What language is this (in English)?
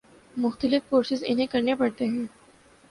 Urdu